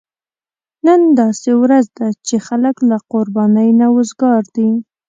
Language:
Pashto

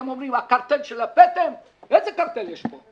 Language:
Hebrew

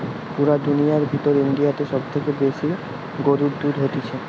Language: Bangla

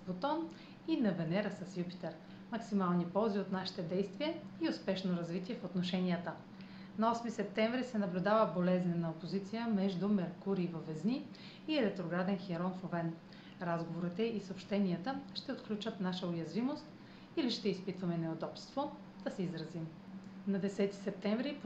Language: Bulgarian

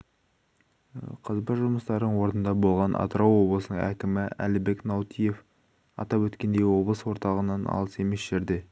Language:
Kazakh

